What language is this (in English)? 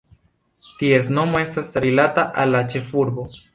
Esperanto